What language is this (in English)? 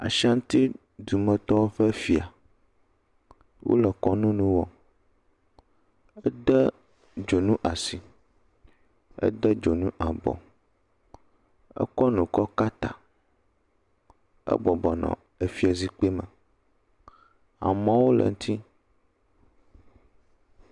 Ewe